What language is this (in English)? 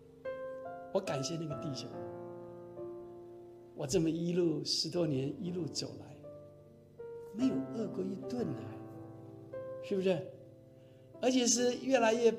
Chinese